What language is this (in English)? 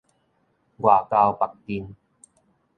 Min Nan Chinese